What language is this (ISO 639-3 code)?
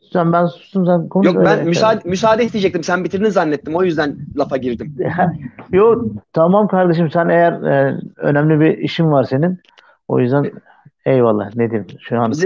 tur